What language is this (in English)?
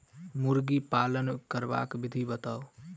Maithili